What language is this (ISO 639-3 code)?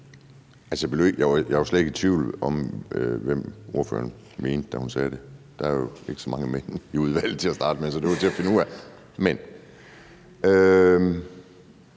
dan